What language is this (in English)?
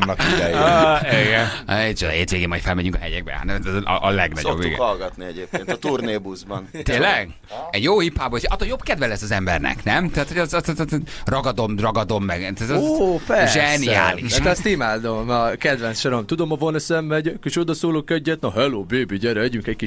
Hungarian